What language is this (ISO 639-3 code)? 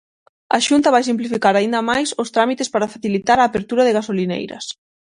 glg